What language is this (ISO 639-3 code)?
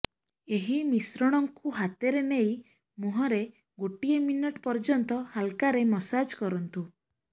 ori